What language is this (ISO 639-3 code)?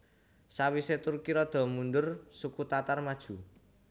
jav